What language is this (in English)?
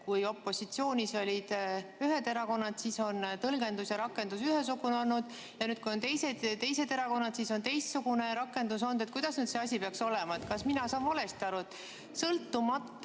Estonian